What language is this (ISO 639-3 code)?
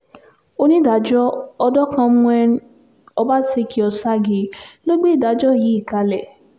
yor